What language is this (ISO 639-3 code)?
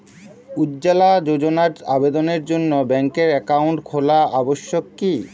ben